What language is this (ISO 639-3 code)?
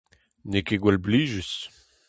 bre